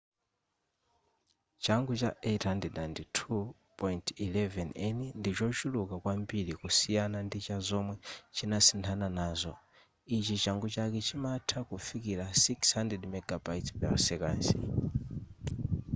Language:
Nyanja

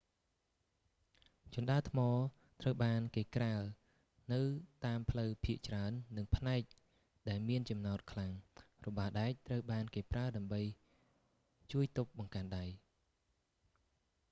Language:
Khmer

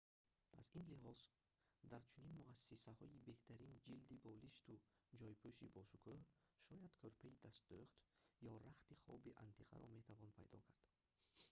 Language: Tajik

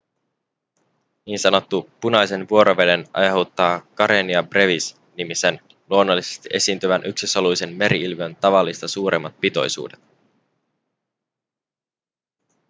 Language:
Finnish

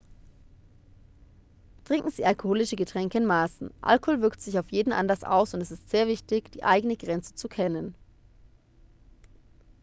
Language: German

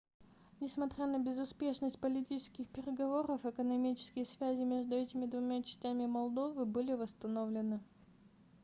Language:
Russian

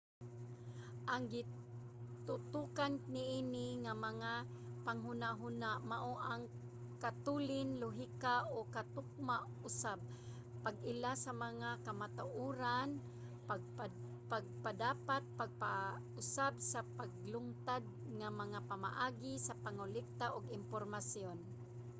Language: Cebuano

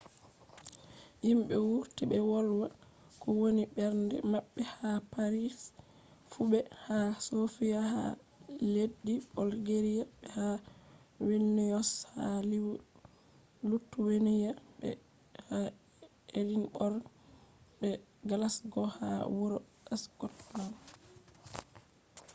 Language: Fula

